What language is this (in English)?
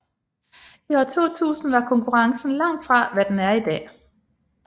Danish